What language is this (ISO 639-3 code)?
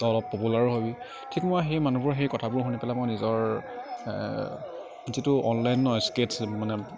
asm